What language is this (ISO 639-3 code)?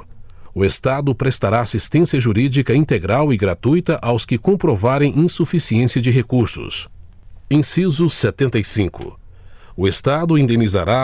por